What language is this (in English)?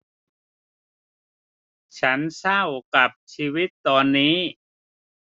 Thai